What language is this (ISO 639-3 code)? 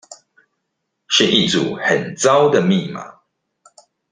zho